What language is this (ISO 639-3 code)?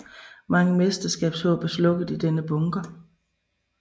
dan